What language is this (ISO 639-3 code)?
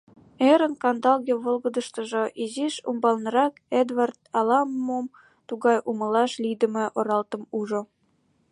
chm